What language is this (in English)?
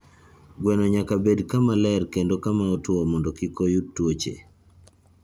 Luo (Kenya and Tanzania)